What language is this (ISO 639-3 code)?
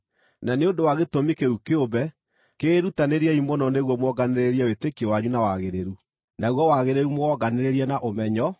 kik